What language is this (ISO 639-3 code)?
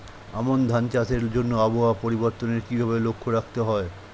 ben